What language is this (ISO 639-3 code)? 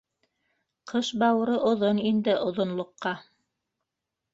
bak